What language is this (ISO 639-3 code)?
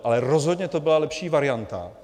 ces